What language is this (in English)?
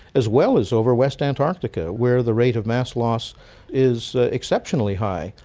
English